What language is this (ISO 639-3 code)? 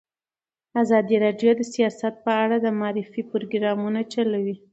pus